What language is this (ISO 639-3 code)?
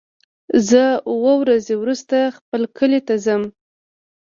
pus